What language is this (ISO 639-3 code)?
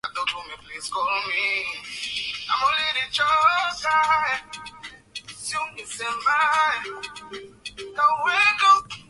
swa